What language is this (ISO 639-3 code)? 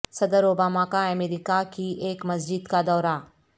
urd